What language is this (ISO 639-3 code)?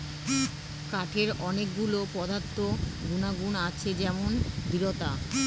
ben